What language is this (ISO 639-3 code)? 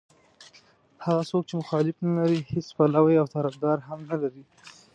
pus